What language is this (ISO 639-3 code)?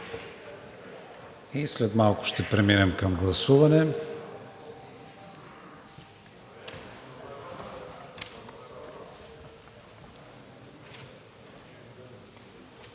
bul